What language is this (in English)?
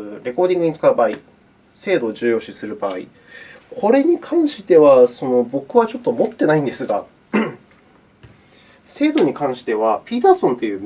Japanese